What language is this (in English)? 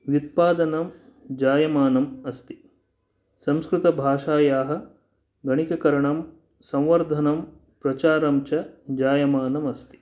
Sanskrit